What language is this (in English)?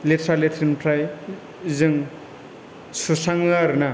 Bodo